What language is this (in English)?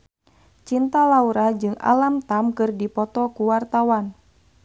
Sundanese